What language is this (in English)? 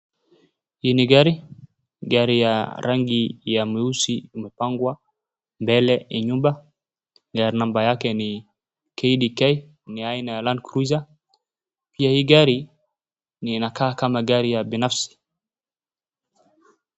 Swahili